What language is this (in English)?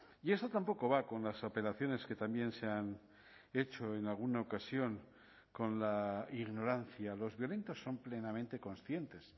Spanish